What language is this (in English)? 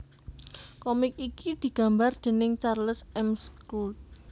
Javanese